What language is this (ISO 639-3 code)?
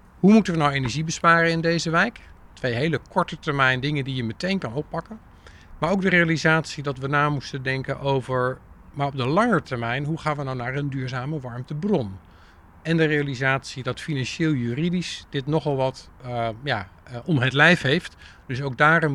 nld